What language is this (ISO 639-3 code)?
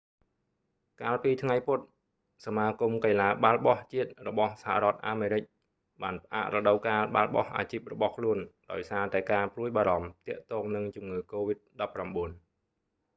khm